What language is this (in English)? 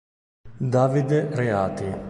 Italian